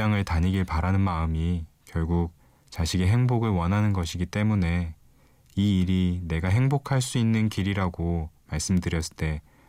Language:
Korean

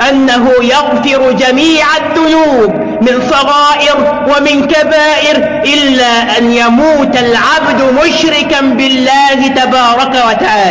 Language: Arabic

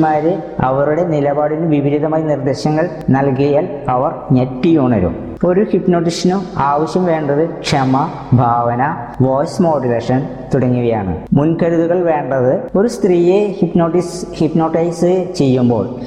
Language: Malayalam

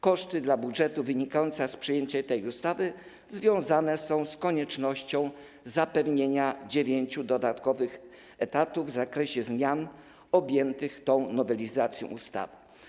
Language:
Polish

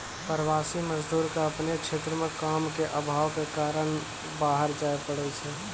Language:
Maithili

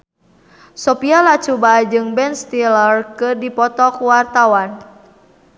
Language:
Sundanese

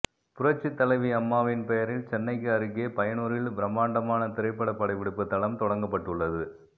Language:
Tamil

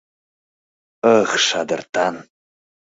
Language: Mari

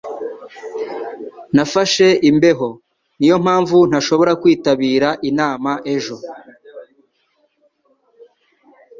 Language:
Kinyarwanda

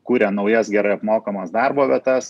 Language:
Lithuanian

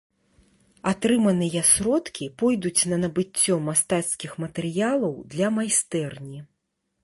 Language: Belarusian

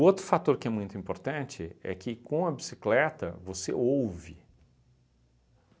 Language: Portuguese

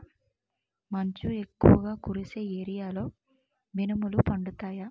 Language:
Telugu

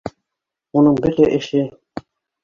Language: Bashkir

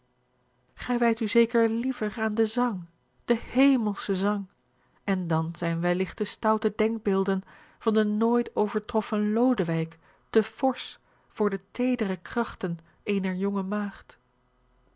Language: Dutch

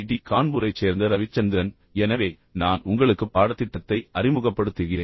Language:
Tamil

